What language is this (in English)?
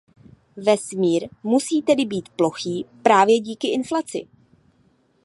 Czech